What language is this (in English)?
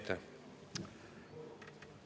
Estonian